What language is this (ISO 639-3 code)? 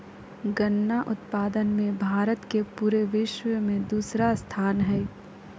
mag